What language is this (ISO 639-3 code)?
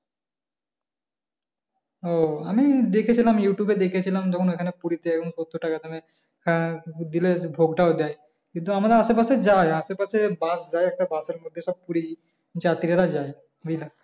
ben